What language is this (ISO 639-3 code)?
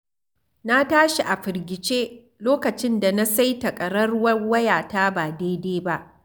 hau